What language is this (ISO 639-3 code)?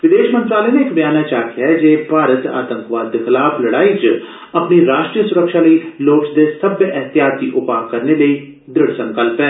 doi